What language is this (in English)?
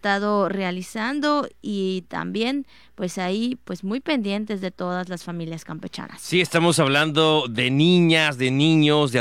Spanish